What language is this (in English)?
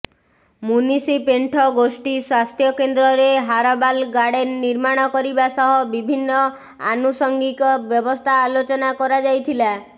Odia